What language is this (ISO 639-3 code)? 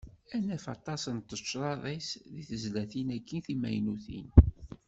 kab